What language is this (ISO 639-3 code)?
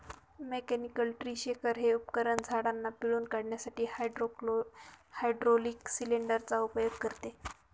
mar